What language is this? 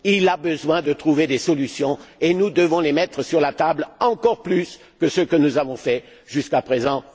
French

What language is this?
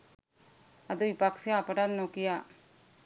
Sinhala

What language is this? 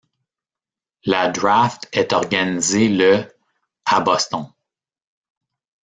French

